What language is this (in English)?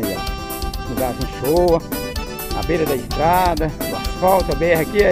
Portuguese